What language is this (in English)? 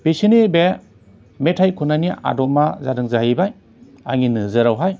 Bodo